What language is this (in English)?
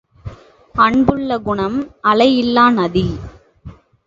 Tamil